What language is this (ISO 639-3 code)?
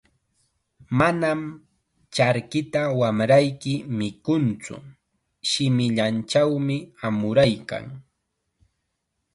qxa